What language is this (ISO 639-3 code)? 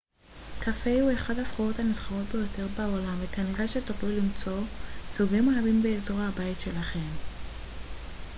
heb